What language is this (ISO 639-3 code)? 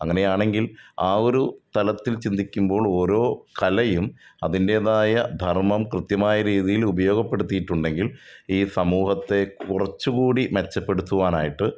mal